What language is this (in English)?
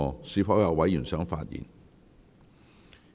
Cantonese